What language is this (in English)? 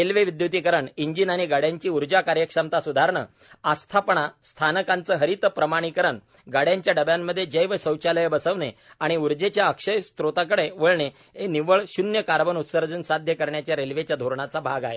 Marathi